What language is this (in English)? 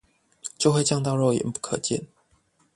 Chinese